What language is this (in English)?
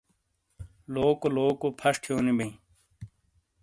Shina